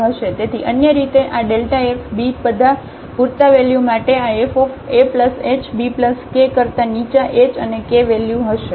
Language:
Gujarati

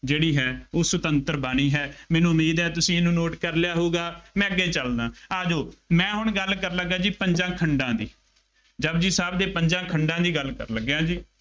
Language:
Punjabi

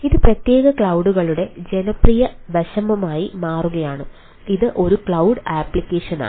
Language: Malayalam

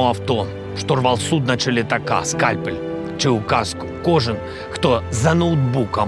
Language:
Ukrainian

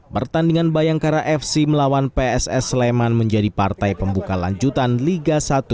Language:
Indonesian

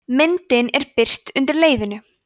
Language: Icelandic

